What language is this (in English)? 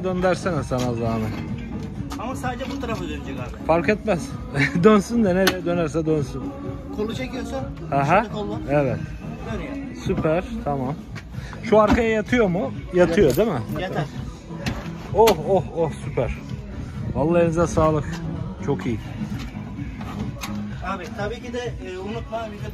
Turkish